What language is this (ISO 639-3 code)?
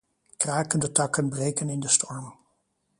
nld